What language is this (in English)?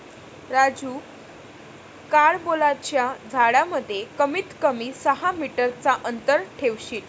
Marathi